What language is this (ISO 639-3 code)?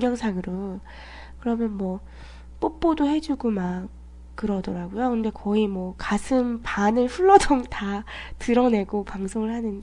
kor